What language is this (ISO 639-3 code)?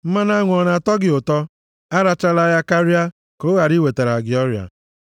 ibo